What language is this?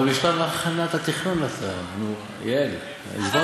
Hebrew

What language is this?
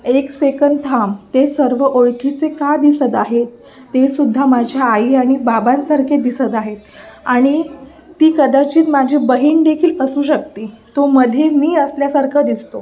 Marathi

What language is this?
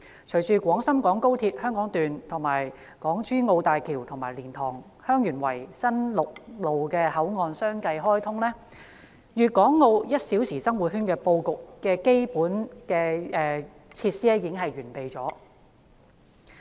Cantonese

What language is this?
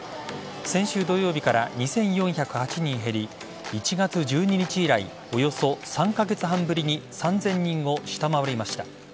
Japanese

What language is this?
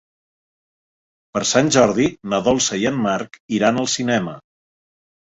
Catalan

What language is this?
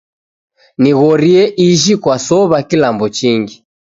Taita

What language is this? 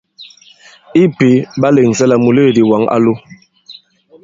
Bankon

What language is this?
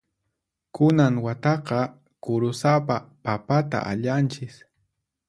Puno Quechua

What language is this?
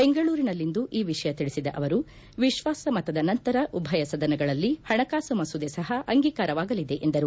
Kannada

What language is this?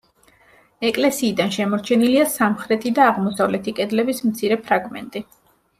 Georgian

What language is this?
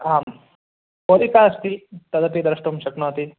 Sanskrit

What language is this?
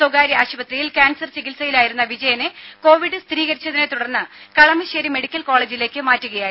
Malayalam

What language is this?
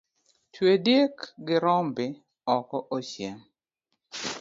Luo (Kenya and Tanzania)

